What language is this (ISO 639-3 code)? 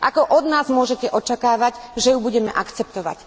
slk